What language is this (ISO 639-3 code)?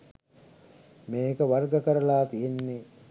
sin